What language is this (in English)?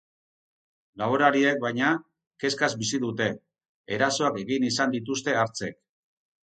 Basque